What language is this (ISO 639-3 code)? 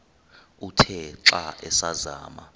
xho